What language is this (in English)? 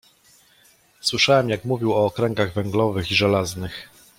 Polish